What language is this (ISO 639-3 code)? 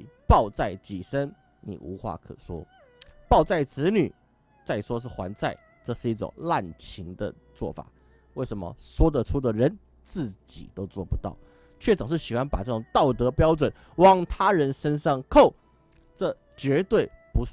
zho